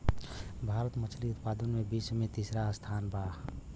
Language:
Bhojpuri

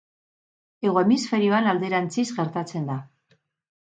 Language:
Basque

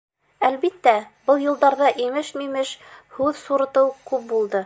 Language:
Bashkir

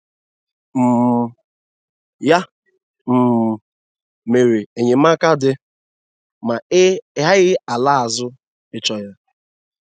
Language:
Igbo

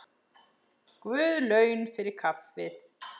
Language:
Icelandic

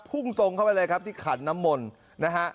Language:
Thai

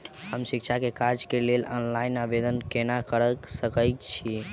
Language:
Maithili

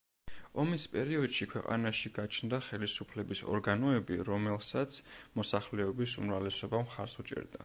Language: Georgian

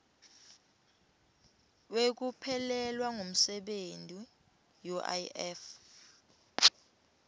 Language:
Swati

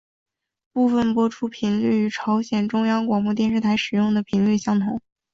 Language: Chinese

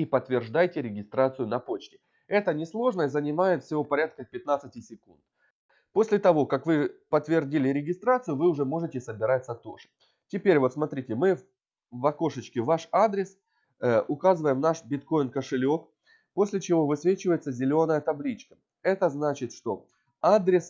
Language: Russian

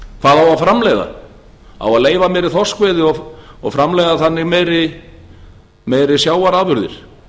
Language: Icelandic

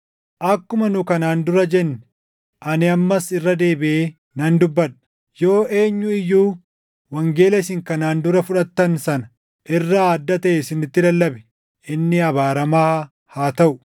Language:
Oromo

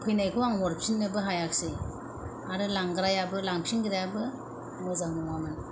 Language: Bodo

